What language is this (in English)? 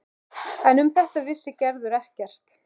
Icelandic